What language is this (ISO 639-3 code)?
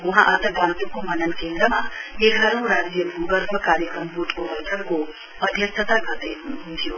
nep